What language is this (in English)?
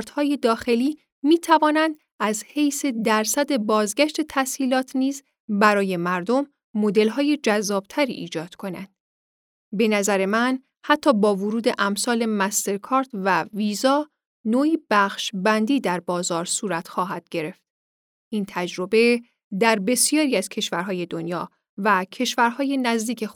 Persian